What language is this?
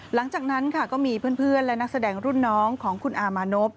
Thai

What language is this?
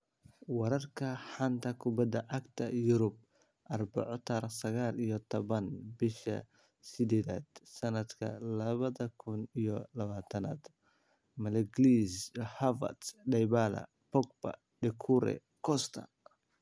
Somali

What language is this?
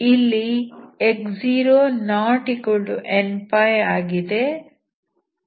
Kannada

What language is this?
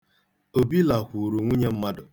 Igbo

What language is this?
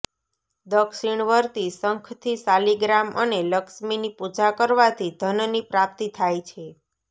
Gujarati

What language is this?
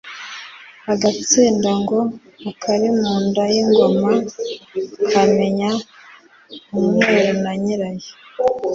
Kinyarwanda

